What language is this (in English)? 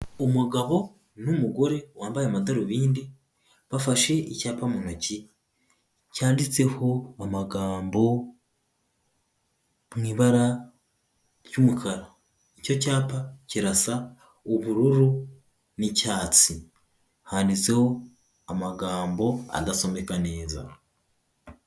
Kinyarwanda